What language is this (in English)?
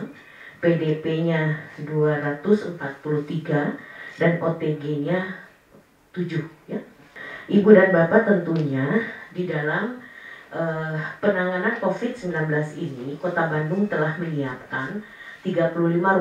Indonesian